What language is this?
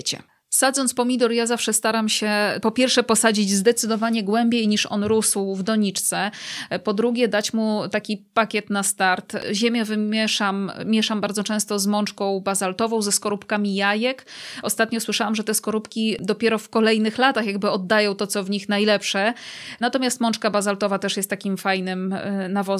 Polish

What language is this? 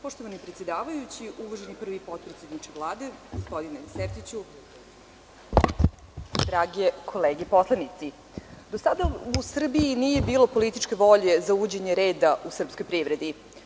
Serbian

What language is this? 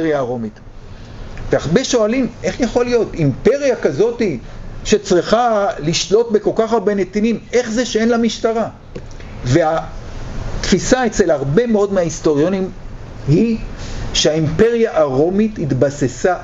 Hebrew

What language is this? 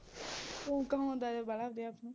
Punjabi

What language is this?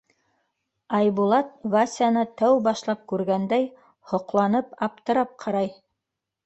Bashkir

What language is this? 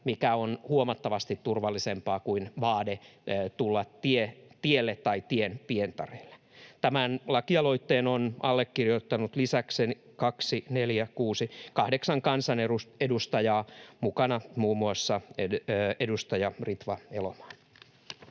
Finnish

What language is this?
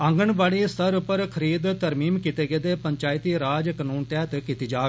Dogri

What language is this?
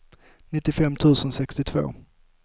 Swedish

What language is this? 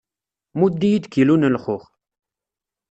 Kabyle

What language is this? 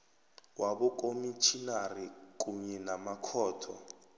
South Ndebele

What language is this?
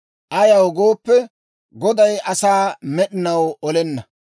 Dawro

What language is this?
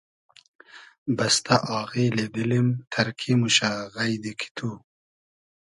Hazaragi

